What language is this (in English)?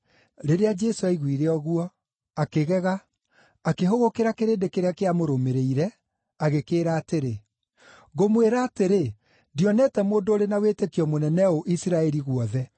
Kikuyu